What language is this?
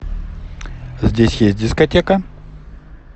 Russian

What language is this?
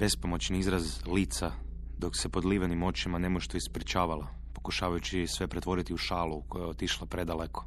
Croatian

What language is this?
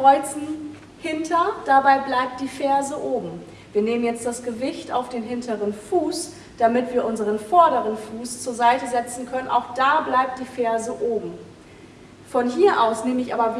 German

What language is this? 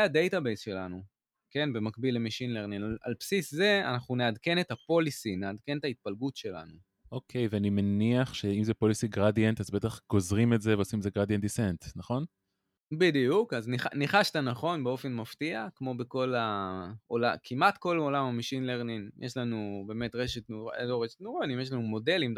Hebrew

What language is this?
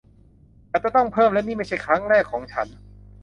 Thai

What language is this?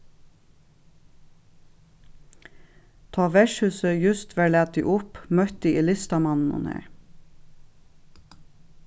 Faroese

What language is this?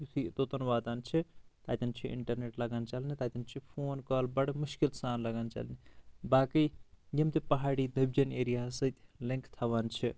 Kashmiri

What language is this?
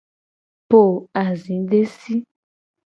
Gen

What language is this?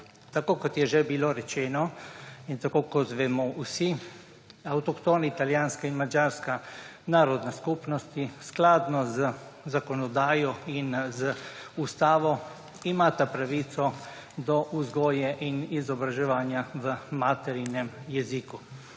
Slovenian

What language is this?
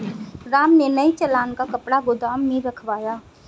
Hindi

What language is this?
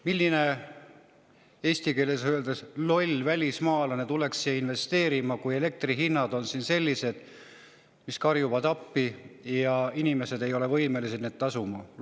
Estonian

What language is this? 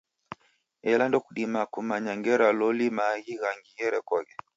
Taita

